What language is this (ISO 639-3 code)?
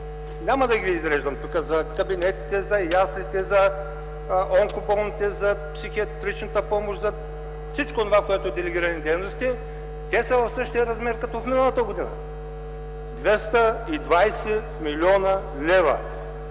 bul